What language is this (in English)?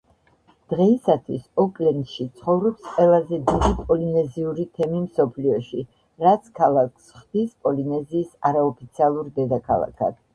Georgian